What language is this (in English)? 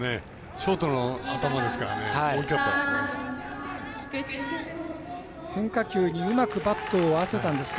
Japanese